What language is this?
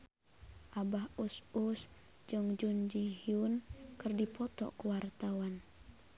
Sundanese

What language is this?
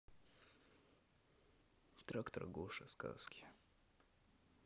Russian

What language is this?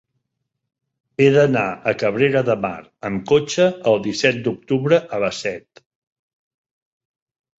Catalan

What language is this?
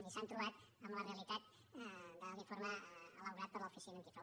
Catalan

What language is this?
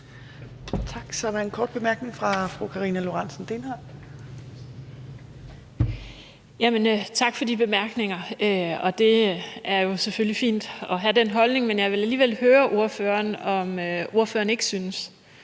Danish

